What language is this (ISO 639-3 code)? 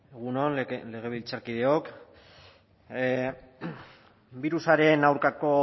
eus